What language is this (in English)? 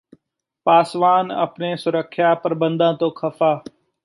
Punjabi